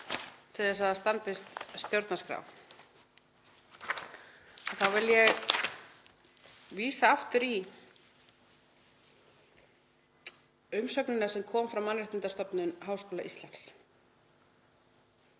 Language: Icelandic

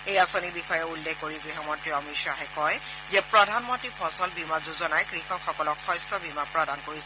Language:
Assamese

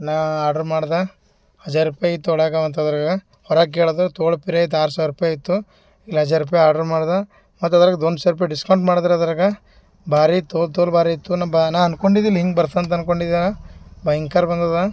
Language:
Kannada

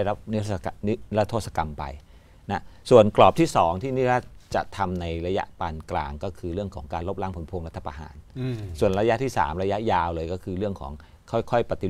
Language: Thai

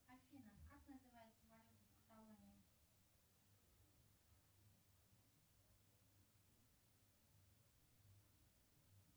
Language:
Russian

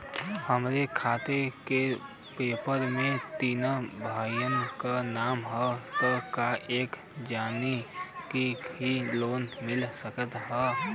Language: Bhojpuri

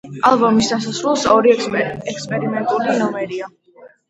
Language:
Georgian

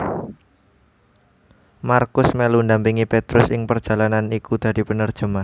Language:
Javanese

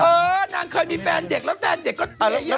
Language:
Thai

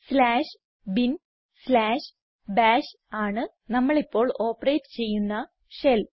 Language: Malayalam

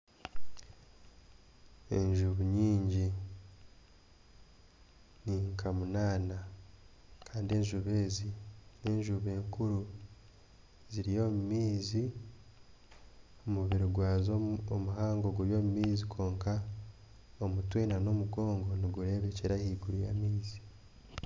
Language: Nyankole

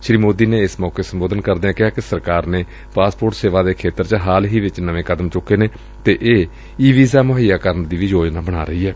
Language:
Punjabi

